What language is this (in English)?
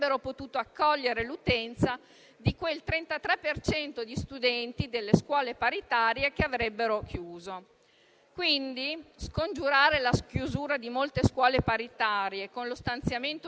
Italian